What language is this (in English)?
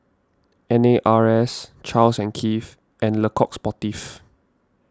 English